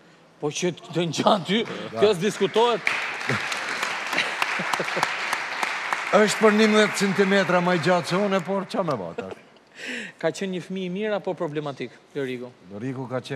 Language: Romanian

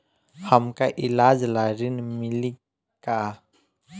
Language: Bhojpuri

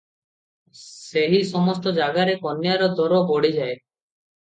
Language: Odia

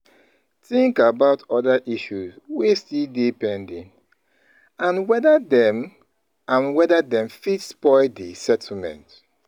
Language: Nigerian Pidgin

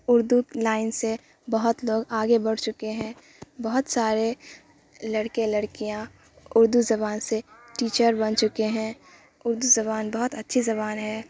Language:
Urdu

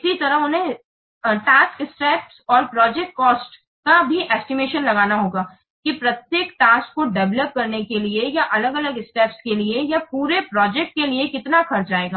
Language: Hindi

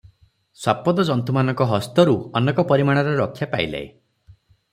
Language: Odia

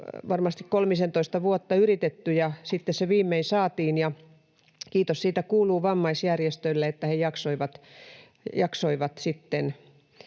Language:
Finnish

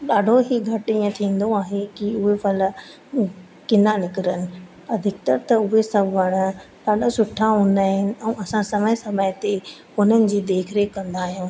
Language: Sindhi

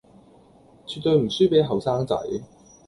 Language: Cantonese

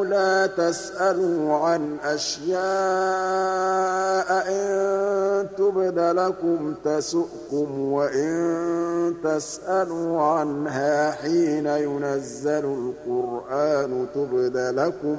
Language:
Arabic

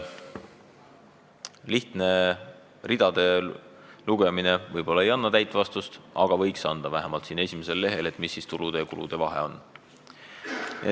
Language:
Estonian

